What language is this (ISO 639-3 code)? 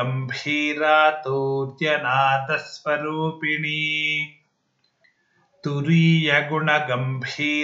kan